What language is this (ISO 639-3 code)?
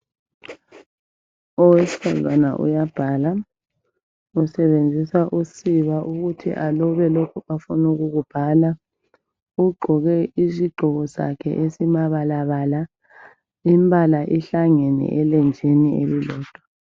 nde